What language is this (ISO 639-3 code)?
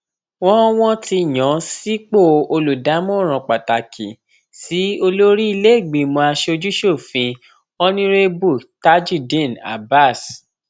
yor